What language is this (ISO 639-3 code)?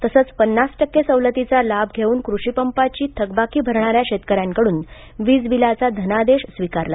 mar